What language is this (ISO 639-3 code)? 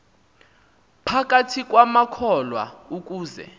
xho